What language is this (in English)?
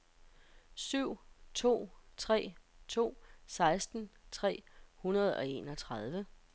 Danish